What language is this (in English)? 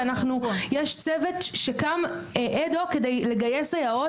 Hebrew